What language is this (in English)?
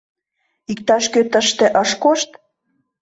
Mari